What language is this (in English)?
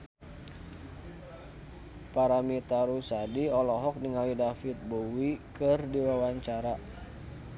Sundanese